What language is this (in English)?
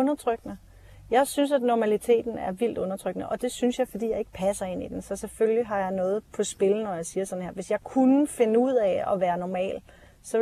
Danish